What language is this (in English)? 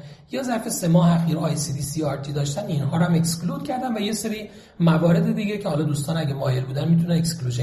Persian